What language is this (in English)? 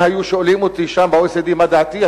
Hebrew